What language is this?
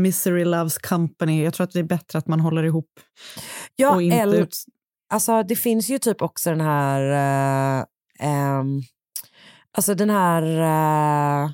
Swedish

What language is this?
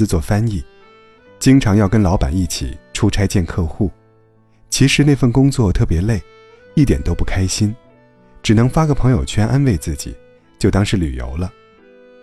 Chinese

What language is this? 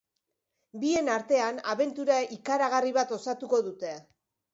Basque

